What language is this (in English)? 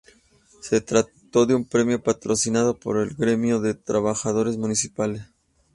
Spanish